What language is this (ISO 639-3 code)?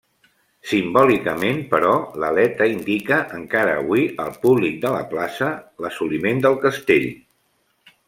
cat